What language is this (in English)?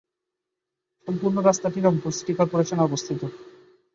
Bangla